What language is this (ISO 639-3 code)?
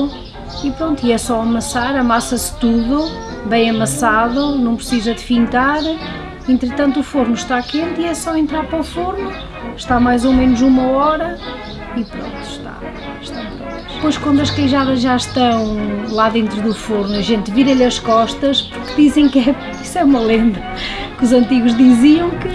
por